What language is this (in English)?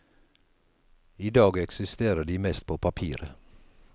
Norwegian